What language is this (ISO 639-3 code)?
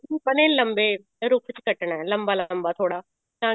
pan